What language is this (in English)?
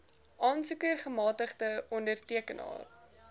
Afrikaans